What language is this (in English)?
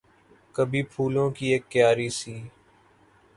Urdu